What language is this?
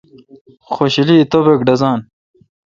Kalkoti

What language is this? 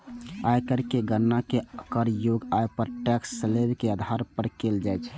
Maithili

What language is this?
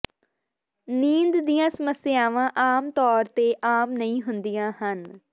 Punjabi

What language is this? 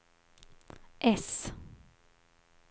Swedish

